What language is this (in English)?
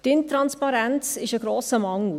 Swiss German